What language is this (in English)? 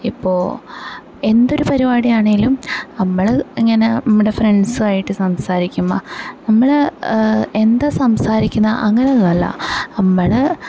Malayalam